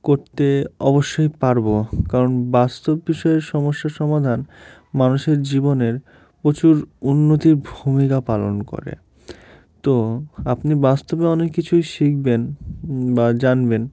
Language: Bangla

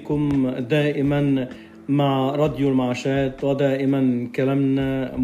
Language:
Arabic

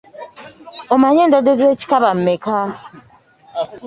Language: Ganda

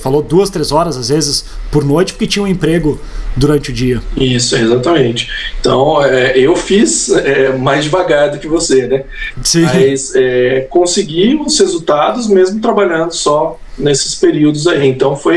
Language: Portuguese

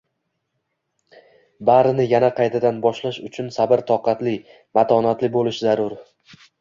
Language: Uzbek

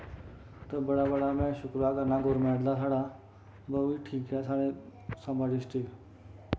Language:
Dogri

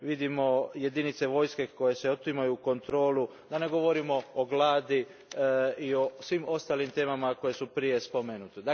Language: Croatian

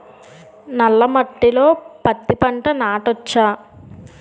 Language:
Telugu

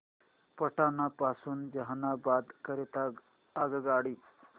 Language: Marathi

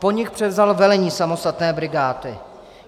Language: Czech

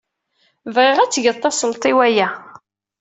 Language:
Kabyle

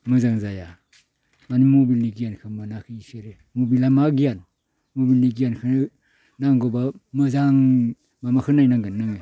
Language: Bodo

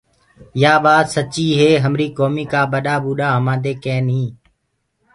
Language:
Gurgula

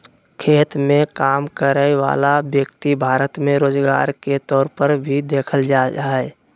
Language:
Magahi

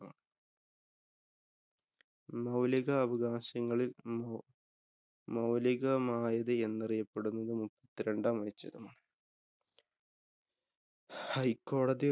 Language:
Malayalam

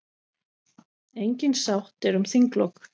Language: Icelandic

